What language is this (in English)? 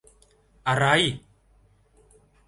Thai